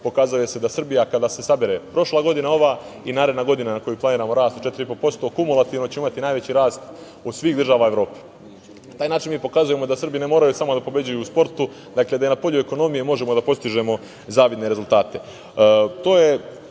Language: Serbian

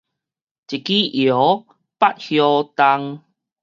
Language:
Min Nan Chinese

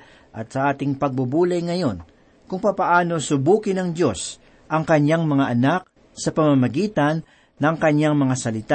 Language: Filipino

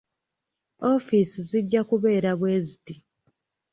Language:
Ganda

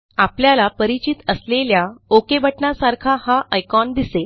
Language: Marathi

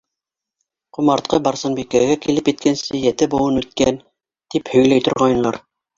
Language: Bashkir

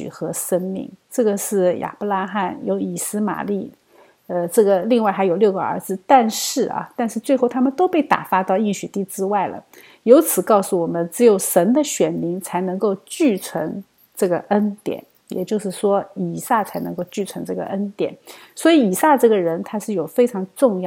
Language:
Chinese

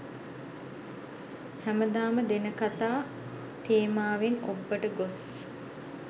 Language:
Sinhala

